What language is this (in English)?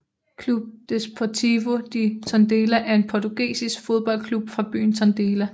Danish